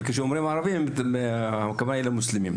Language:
Hebrew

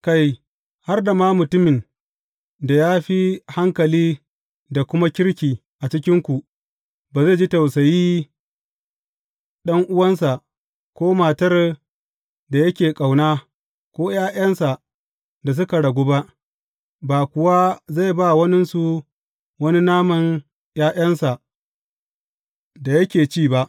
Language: Hausa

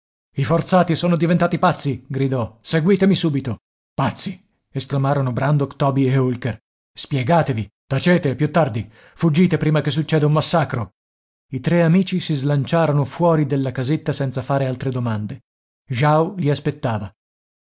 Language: Italian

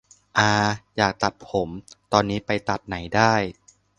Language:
Thai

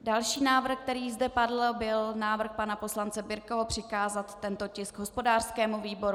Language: Czech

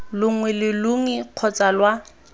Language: Tswana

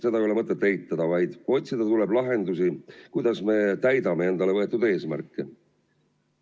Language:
Estonian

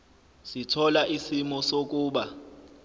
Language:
Zulu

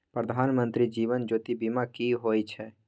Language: Maithili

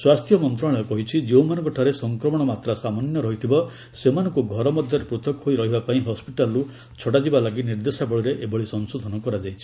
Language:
Odia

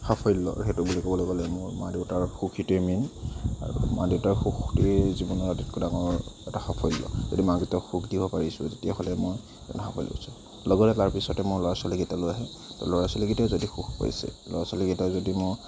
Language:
Assamese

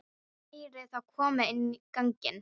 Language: Icelandic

